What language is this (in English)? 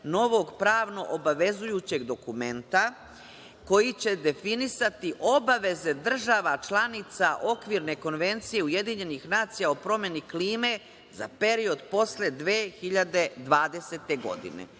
Serbian